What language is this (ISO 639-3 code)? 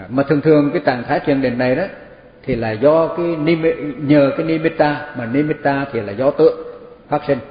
vie